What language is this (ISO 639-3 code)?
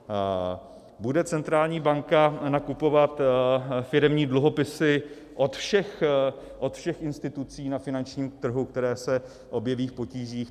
ces